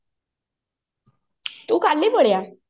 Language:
Odia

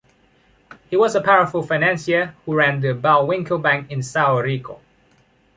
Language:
English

